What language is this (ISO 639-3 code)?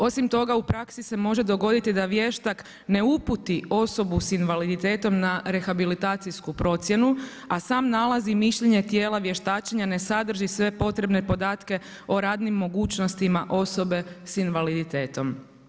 hrv